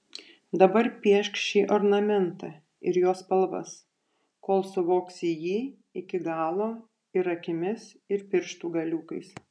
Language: Lithuanian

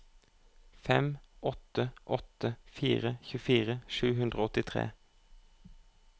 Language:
Norwegian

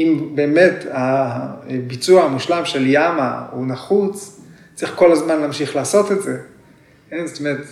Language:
Hebrew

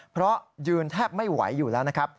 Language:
Thai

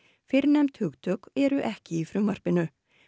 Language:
Icelandic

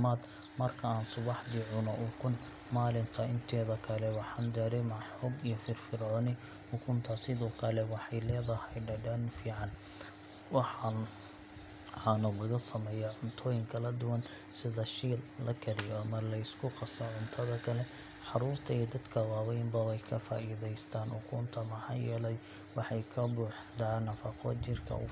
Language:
Somali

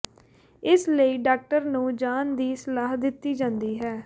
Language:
Punjabi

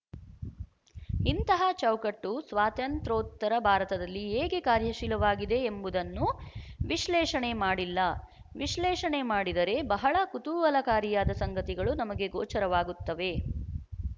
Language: Kannada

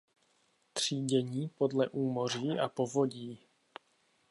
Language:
Czech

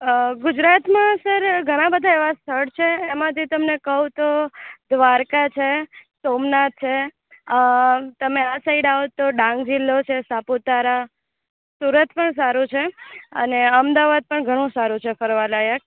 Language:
Gujarati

